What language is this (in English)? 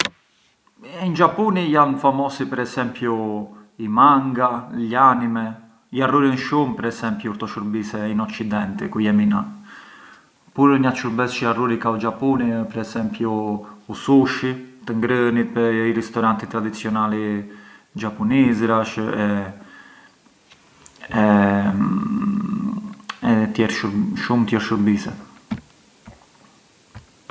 Arbëreshë Albanian